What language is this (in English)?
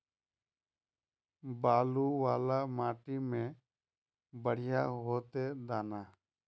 Magahi